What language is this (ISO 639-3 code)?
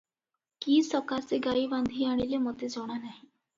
ori